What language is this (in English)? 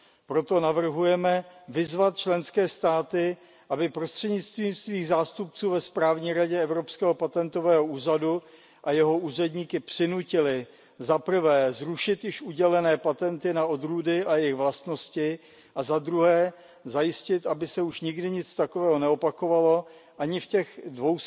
Czech